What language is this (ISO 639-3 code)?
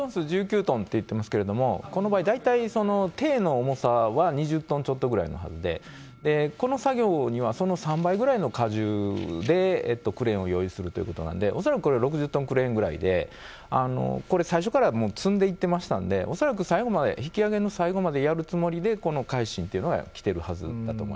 jpn